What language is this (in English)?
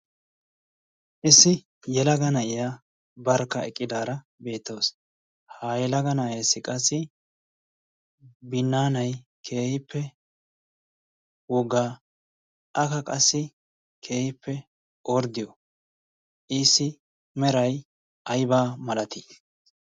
Wolaytta